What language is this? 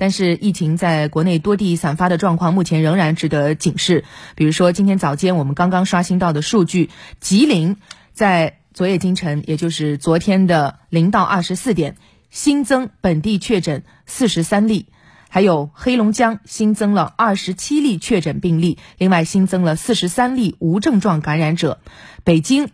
Chinese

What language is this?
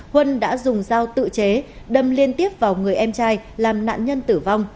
Vietnamese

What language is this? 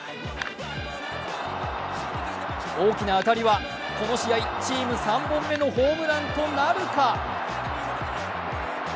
Japanese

